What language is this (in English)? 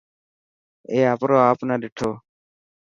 Dhatki